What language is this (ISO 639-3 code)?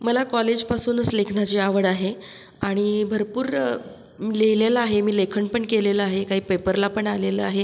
mar